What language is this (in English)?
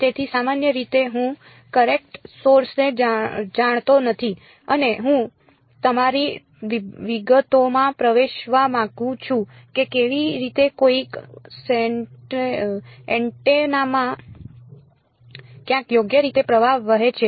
Gujarati